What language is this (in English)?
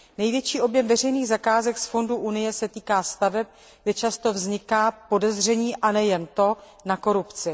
Czech